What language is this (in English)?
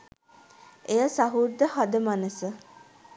Sinhala